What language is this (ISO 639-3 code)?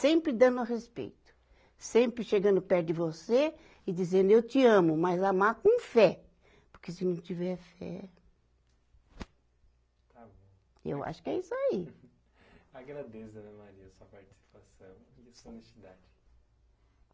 por